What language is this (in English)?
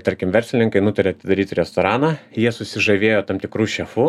Lithuanian